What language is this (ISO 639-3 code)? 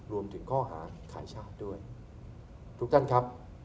tha